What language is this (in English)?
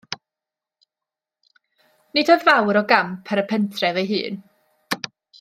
Welsh